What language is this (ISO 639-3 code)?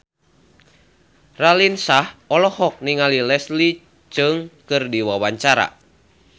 sun